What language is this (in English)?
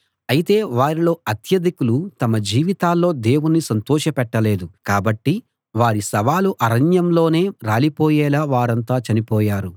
Telugu